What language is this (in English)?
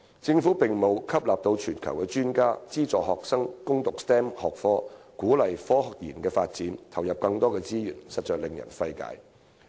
Cantonese